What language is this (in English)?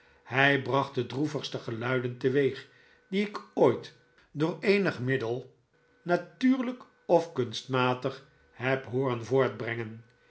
Dutch